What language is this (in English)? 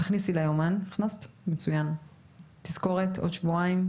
Hebrew